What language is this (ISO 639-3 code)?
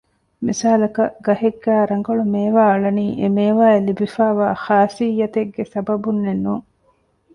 div